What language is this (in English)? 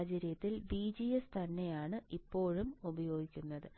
Malayalam